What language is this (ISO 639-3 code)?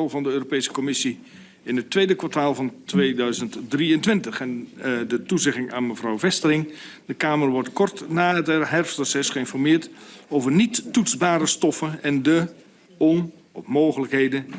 nld